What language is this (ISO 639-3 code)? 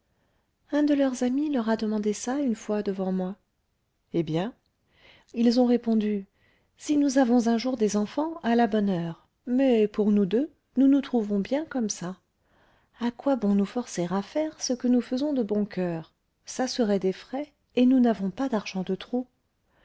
fra